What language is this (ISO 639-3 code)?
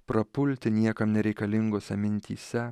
lit